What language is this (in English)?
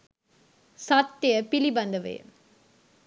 Sinhala